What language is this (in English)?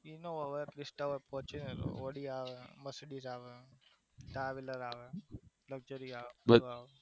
Gujarati